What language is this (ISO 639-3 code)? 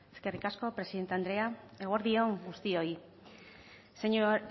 eus